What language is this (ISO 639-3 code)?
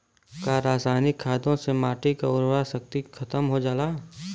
bho